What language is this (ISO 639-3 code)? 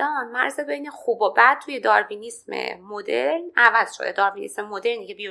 fas